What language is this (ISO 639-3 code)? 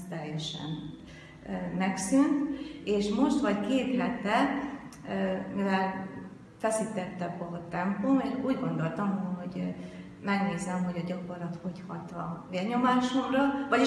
hun